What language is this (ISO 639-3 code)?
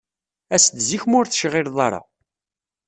kab